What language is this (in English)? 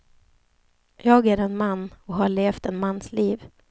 Swedish